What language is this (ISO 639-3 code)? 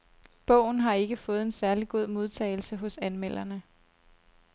dan